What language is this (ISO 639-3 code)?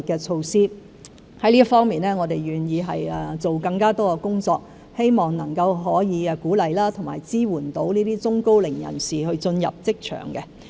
yue